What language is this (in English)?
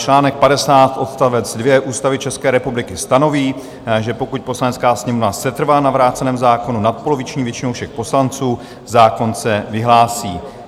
Czech